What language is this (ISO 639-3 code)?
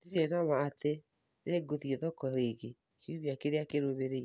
kik